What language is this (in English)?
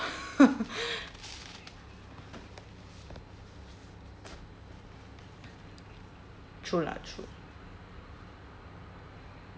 English